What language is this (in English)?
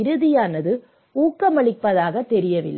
Tamil